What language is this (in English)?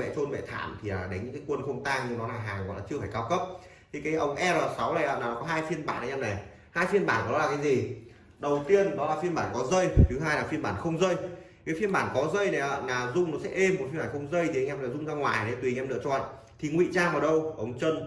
Vietnamese